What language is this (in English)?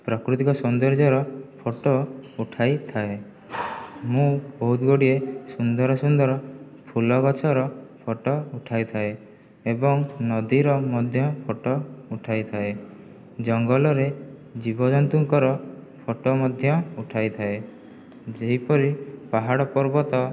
Odia